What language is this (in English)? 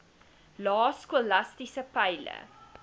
Afrikaans